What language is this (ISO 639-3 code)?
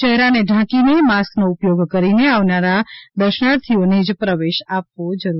guj